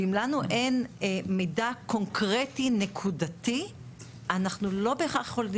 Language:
Hebrew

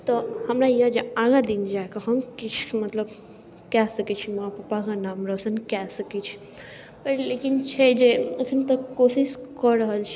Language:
Maithili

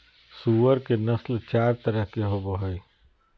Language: Magahi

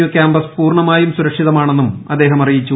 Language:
Malayalam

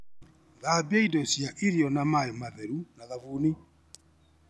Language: Kikuyu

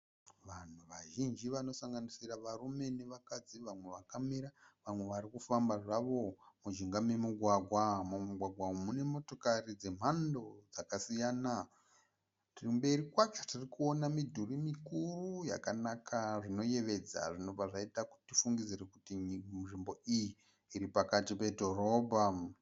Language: Shona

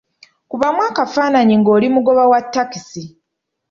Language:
Ganda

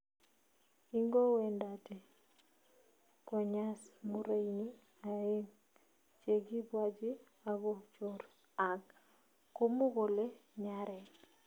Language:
Kalenjin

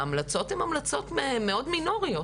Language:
Hebrew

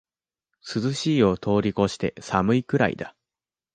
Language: Japanese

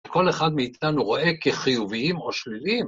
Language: Hebrew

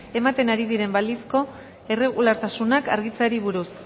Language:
Basque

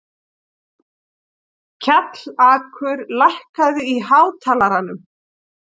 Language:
Icelandic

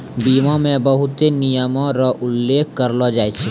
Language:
Maithili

